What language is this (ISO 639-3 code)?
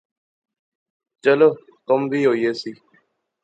phr